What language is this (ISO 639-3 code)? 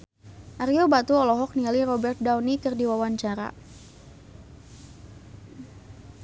sun